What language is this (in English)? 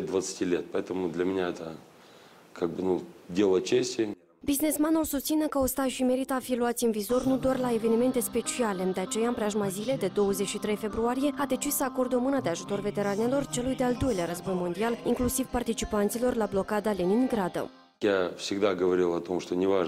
Romanian